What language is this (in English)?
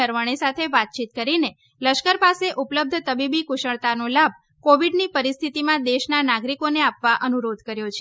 Gujarati